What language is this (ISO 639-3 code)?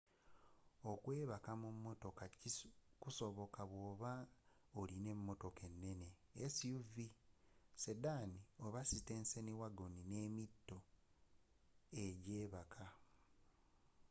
lug